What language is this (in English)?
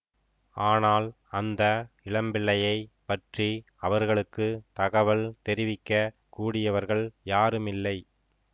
Tamil